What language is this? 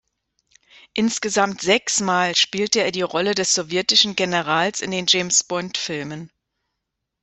German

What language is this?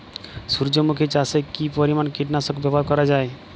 Bangla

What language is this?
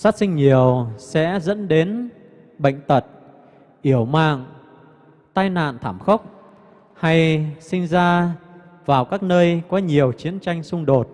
Vietnamese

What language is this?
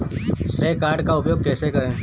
Hindi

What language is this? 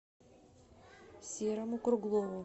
Russian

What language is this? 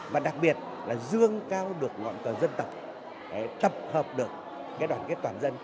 Vietnamese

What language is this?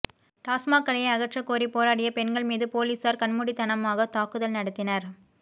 Tamil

